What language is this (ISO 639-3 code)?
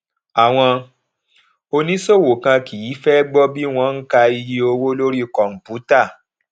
yor